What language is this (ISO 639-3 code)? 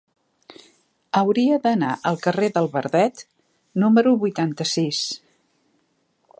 cat